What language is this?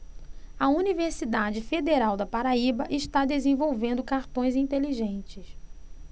Portuguese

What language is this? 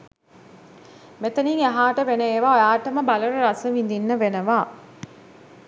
Sinhala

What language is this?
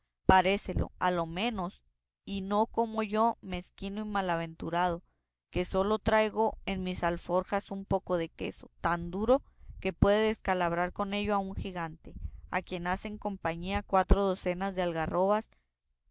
Spanish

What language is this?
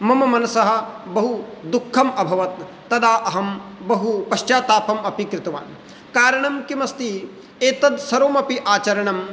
Sanskrit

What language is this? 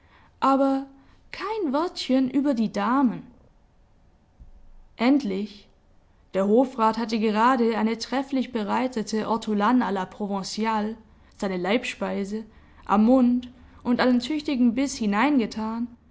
German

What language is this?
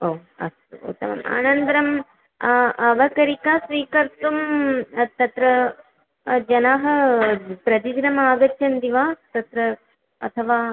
Sanskrit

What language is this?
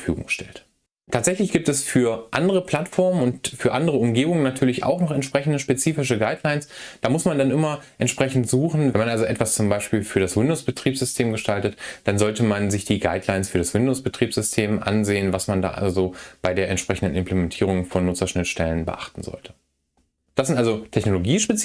German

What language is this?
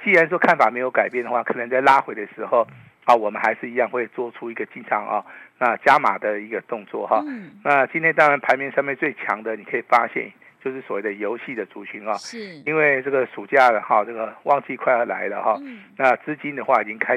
Chinese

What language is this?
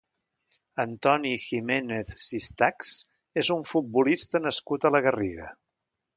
Catalan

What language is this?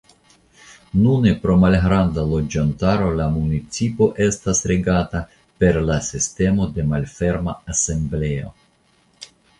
Esperanto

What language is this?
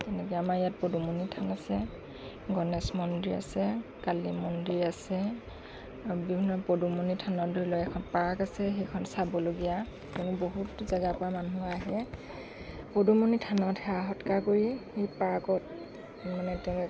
Assamese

